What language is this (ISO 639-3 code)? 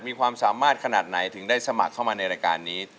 tha